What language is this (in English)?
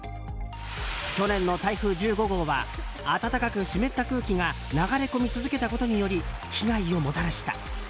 Japanese